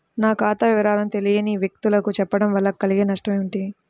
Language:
Telugu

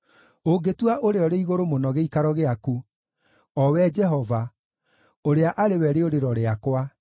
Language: Kikuyu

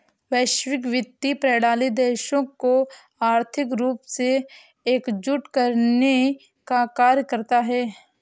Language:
Hindi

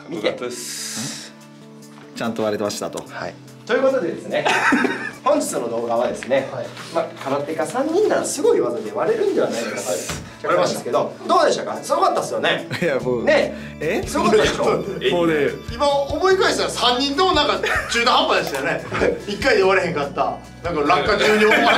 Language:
Japanese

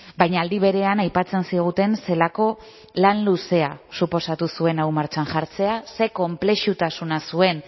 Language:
Basque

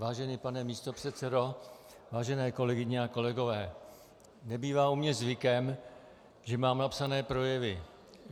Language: Czech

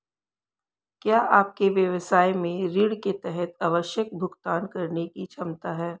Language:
Hindi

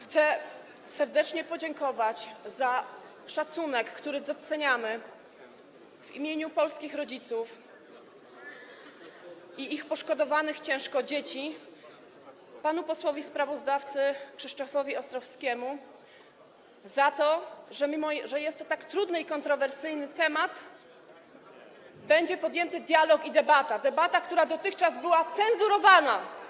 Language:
Polish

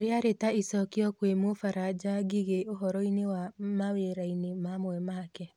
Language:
Kikuyu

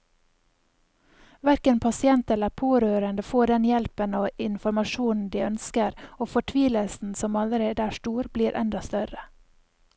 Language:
Norwegian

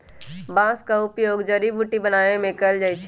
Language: Magahi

